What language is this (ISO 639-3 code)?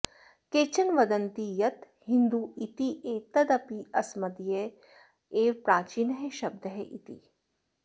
san